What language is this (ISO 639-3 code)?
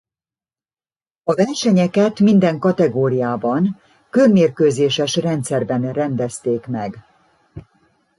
hun